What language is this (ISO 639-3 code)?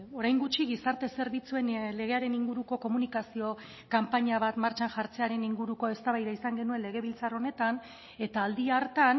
eus